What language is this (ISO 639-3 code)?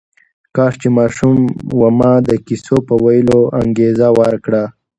pus